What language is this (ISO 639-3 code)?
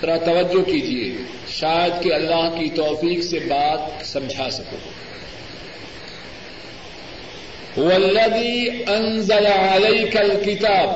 urd